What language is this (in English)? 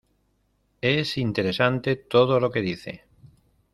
Spanish